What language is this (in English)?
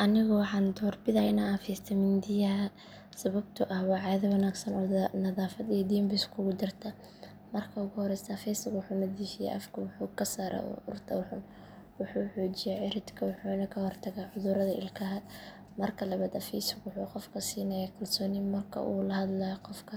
Somali